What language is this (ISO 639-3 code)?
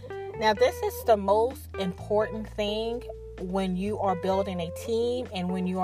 eng